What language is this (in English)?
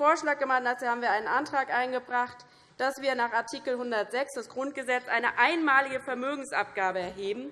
German